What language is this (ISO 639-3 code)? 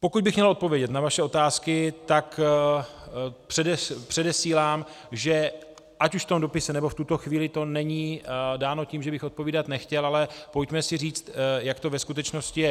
ces